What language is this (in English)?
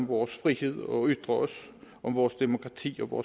Danish